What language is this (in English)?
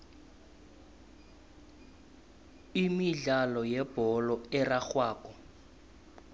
South Ndebele